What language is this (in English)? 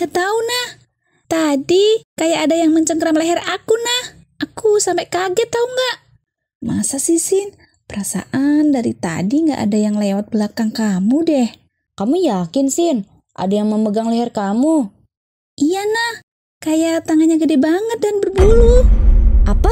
Indonesian